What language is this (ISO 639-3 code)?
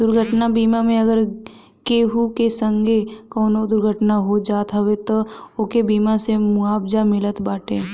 bho